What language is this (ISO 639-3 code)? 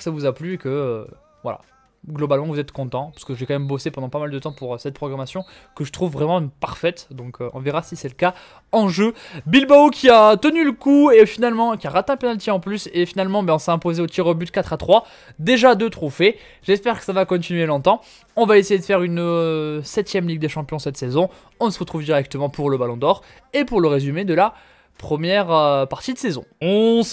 fra